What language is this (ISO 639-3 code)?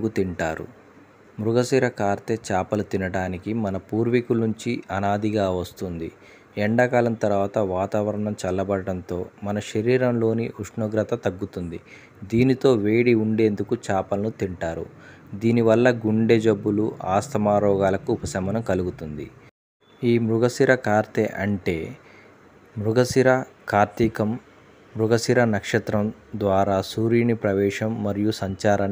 tel